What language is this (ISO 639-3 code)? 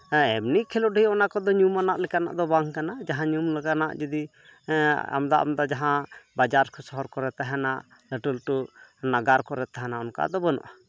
sat